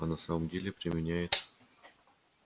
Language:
Russian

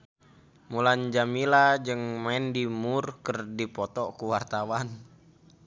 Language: Sundanese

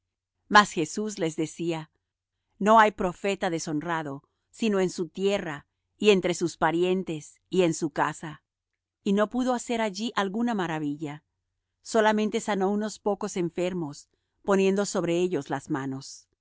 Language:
Spanish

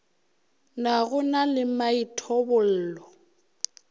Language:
Northern Sotho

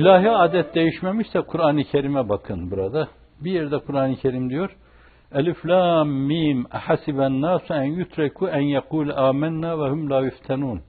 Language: Turkish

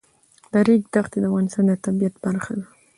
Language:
Pashto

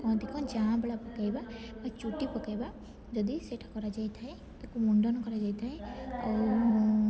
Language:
Odia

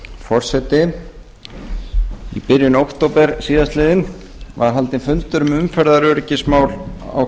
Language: Icelandic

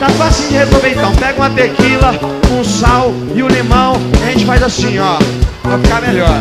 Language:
Portuguese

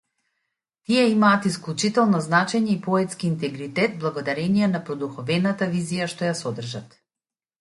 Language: Macedonian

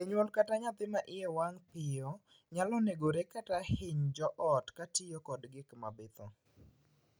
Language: Luo (Kenya and Tanzania)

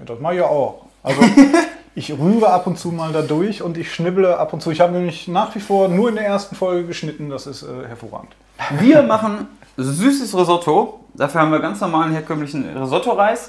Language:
German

